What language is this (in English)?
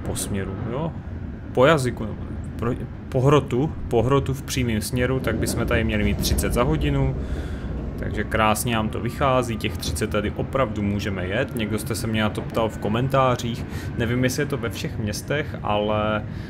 Czech